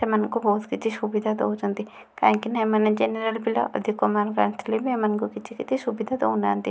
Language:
Odia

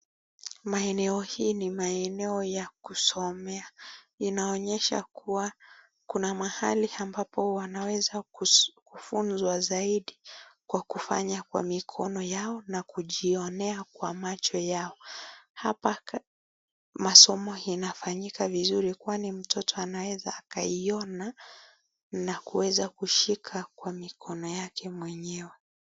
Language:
Swahili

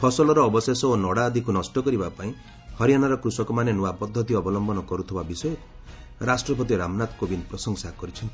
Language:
Odia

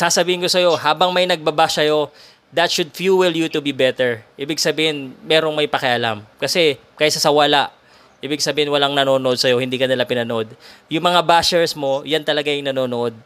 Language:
Filipino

